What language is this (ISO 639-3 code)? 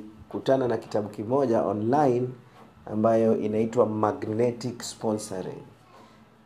swa